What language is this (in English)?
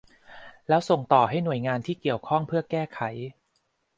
Thai